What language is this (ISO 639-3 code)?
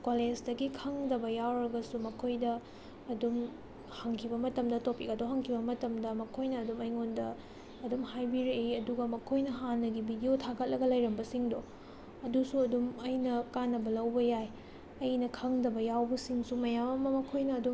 mni